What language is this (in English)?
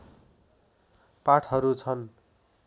Nepali